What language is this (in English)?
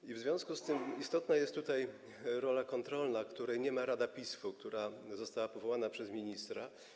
Polish